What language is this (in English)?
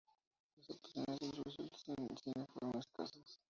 Spanish